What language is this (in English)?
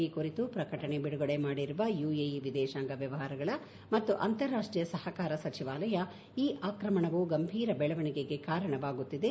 Kannada